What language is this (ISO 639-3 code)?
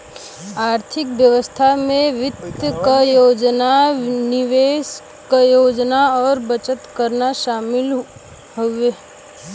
bho